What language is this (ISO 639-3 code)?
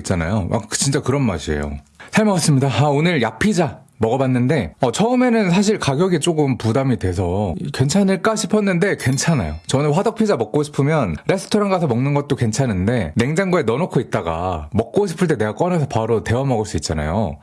kor